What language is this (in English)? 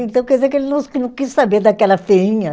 Portuguese